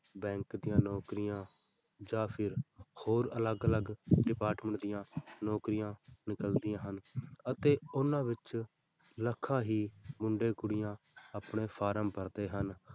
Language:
Punjabi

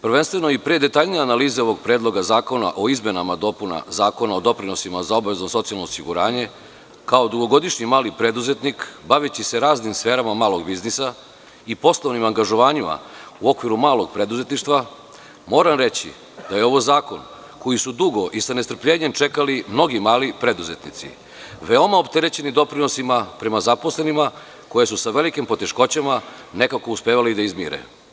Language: Serbian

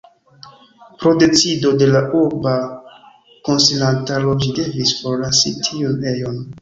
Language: Esperanto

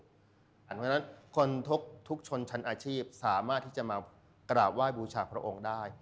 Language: Thai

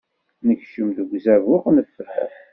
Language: Kabyle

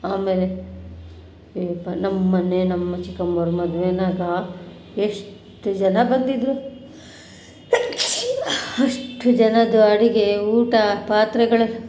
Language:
Kannada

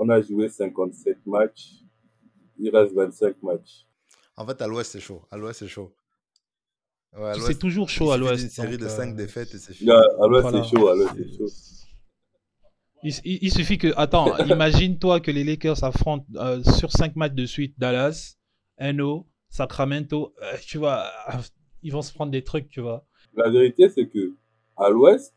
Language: French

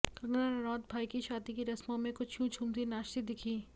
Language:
Hindi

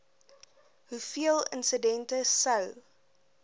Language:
Afrikaans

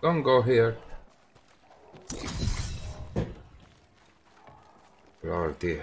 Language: Spanish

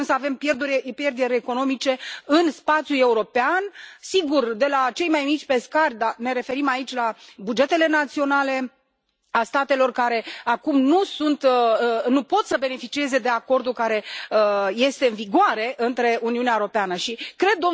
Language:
Romanian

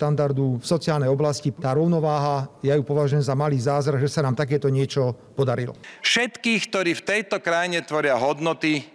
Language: Slovak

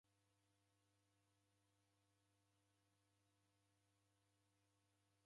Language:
Taita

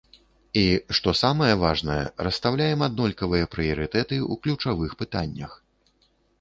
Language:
Belarusian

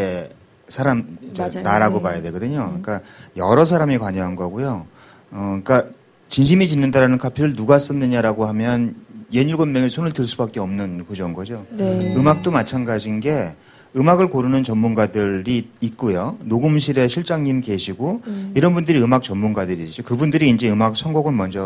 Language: Korean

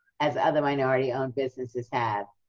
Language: English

